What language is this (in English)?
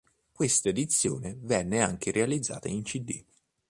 Italian